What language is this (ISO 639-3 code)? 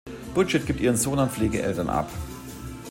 deu